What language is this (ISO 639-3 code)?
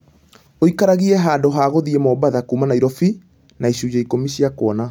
kik